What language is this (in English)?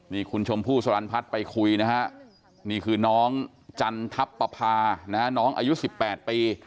Thai